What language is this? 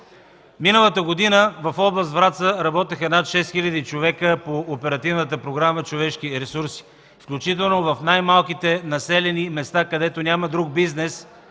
Bulgarian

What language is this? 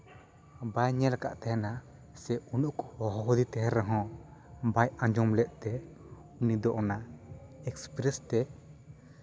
Santali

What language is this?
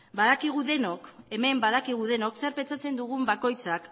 Basque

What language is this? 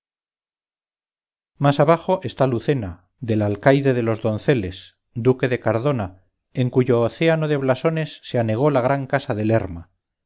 Spanish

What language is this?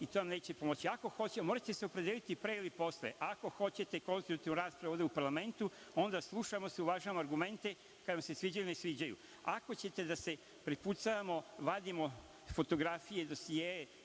Serbian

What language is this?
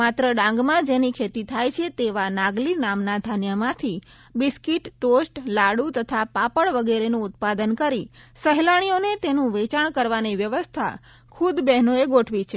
Gujarati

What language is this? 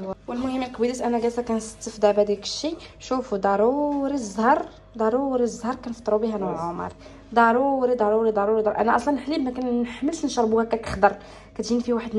Arabic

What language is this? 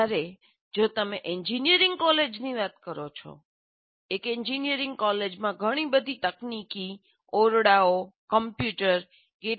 Gujarati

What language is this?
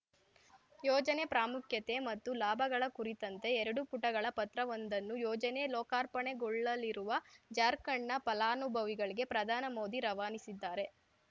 Kannada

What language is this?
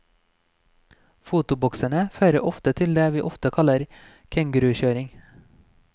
Norwegian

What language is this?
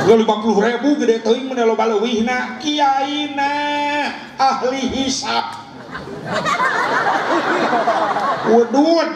Indonesian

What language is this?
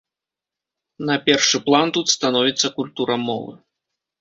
Belarusian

